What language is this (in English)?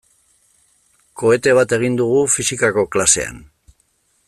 Basque